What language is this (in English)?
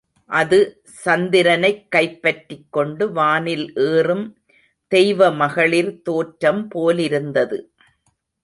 Tamil